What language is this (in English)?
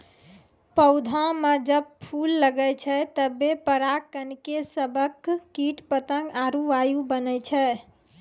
Maithili